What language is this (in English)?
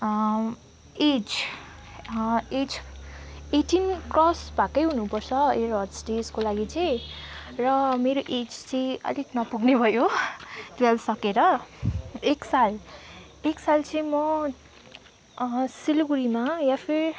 Nepali